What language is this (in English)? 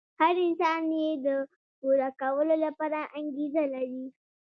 Pashto